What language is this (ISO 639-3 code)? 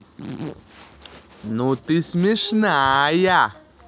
rus